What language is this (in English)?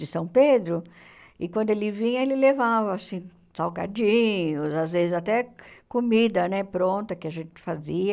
Portuguese